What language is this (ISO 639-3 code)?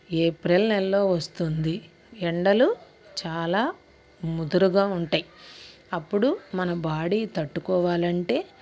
tel